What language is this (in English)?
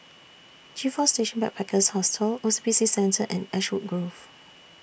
English